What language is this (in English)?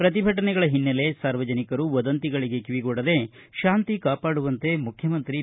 Kannada